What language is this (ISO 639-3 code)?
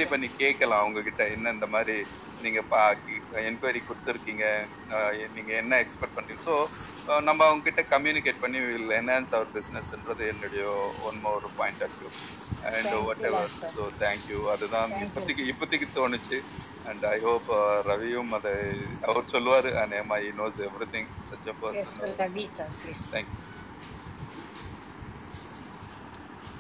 tam